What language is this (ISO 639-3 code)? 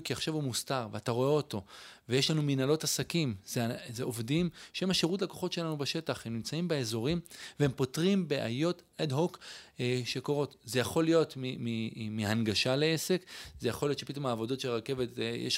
heb